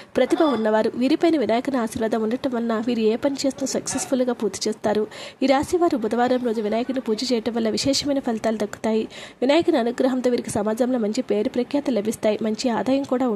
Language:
Telugu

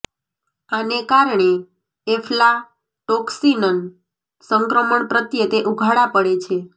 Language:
Gujarati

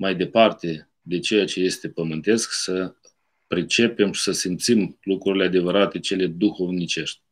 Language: Romanian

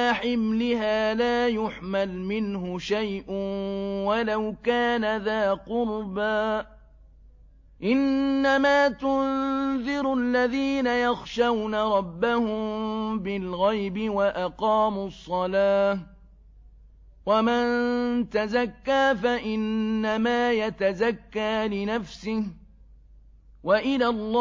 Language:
Arabic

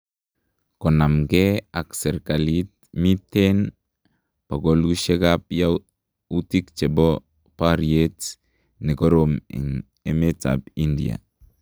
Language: Kalenjin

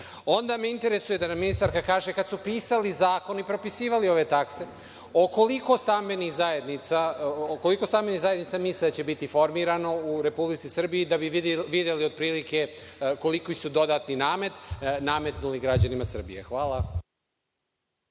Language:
Serbian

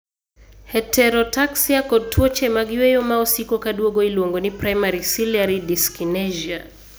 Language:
Luo (Kenya and Tanzania)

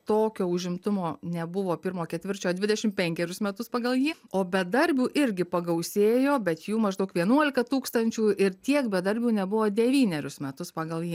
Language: Lithuanian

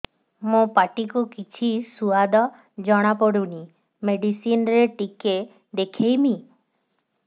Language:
Odia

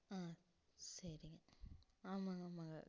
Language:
Tamil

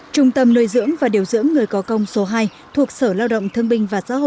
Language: Vietnamese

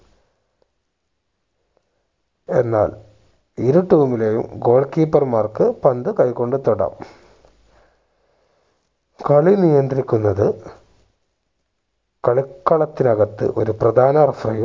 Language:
Malayalam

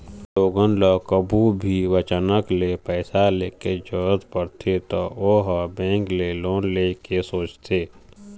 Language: Chhattisgarhi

